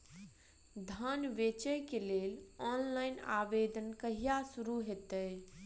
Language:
Maithili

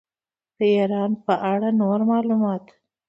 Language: Pashto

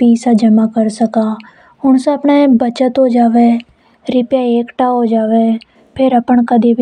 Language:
Hadothi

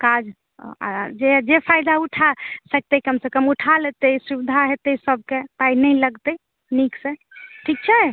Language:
Maithili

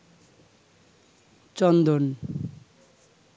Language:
Bangla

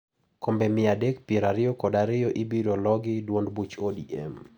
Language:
Luo (Kenya and Tanzania)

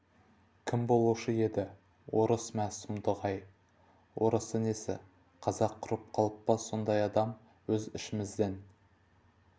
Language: Kazakh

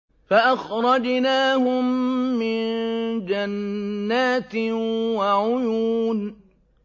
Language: Arabic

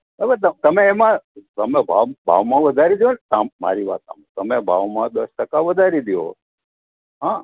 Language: Gujarati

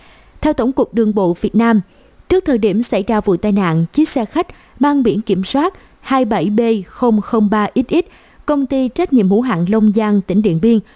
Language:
Vietnamese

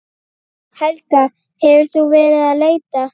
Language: Icelandic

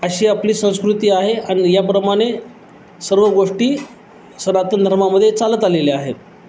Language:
Marathi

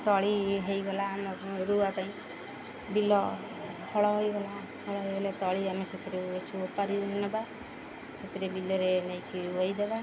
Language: Odia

